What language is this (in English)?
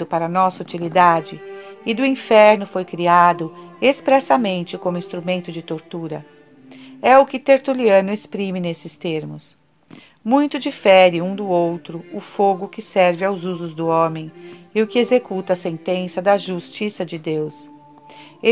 Portuguese